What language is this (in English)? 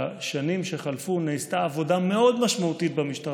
Hebrew